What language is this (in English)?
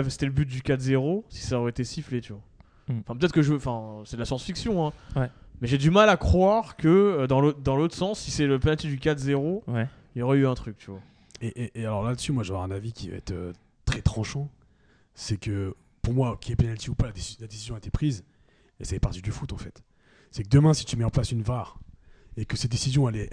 French